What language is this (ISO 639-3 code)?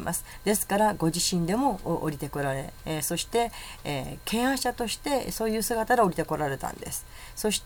jpn